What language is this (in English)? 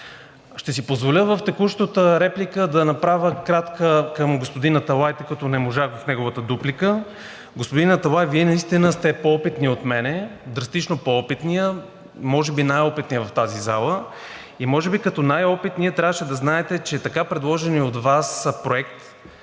Bulgarian